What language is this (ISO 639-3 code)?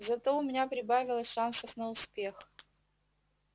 rus